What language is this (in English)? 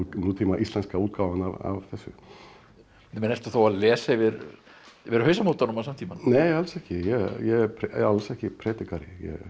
Icelandic